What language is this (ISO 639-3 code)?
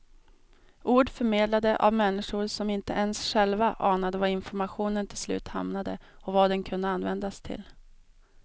swe